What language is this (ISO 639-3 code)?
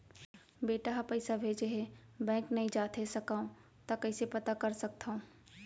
hne